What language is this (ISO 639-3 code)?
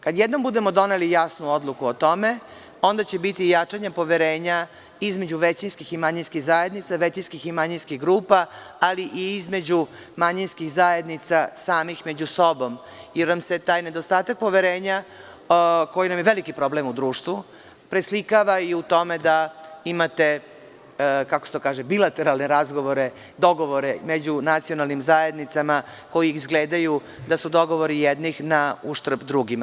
srp